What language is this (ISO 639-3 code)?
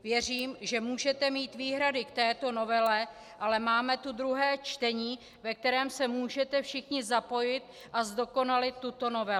ces